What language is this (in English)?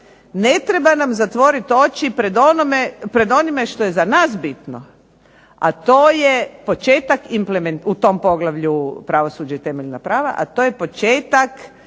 Croatian